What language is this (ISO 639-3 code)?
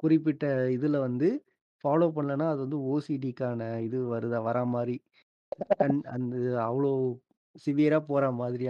tam